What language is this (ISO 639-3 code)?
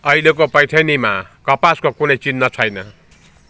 nep